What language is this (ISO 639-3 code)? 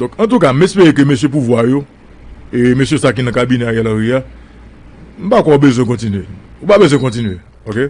fra